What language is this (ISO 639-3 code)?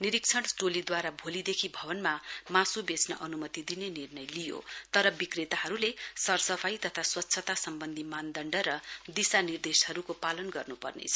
nep